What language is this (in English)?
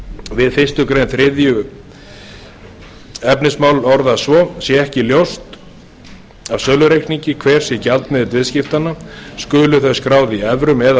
Icelandic